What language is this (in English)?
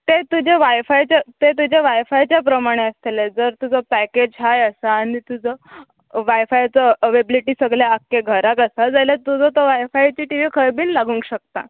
Konkani